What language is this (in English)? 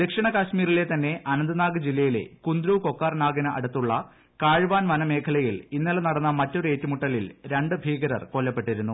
Malayalam